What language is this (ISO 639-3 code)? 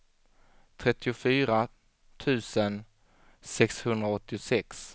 swe